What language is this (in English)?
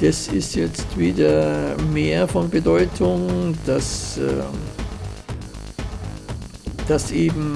German